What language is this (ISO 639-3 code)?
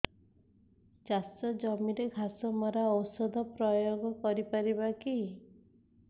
ori